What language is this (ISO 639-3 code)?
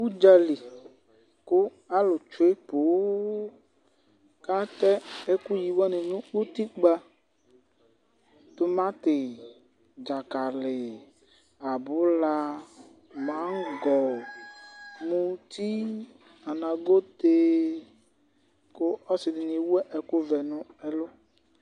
kpo